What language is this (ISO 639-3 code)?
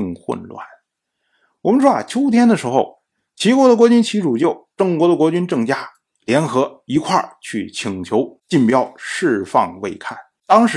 zho